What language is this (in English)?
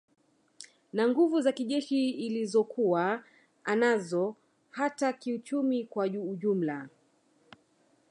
Swahili